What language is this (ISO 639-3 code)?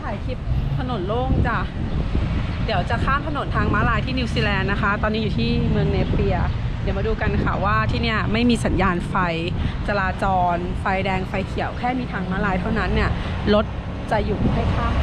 tha